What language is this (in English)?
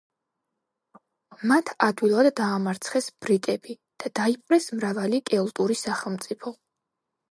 Georgian